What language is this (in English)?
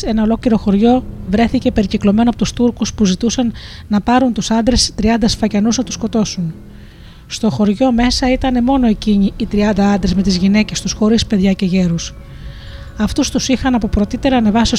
Greek